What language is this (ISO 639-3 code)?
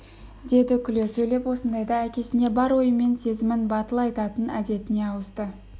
kaz